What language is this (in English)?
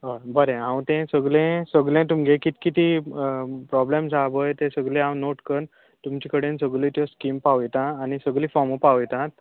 Konkani